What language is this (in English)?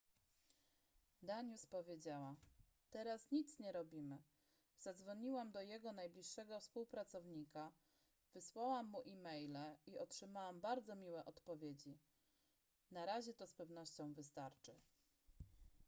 Polish